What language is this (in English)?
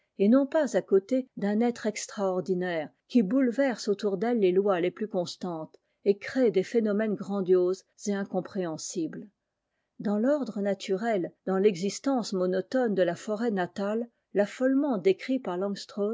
French